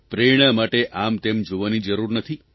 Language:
Gujarati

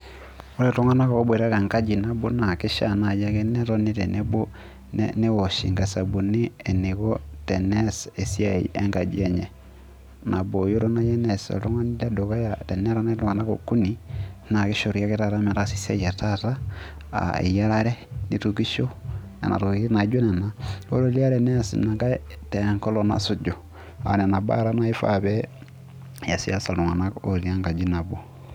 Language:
Masai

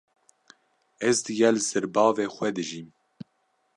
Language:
Kurdish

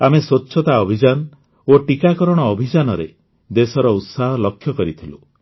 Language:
Odia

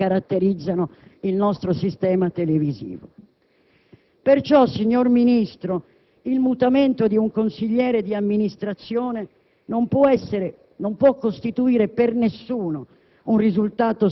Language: Italian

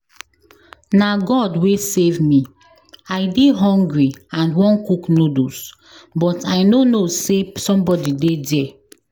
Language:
Nigerian Pidgin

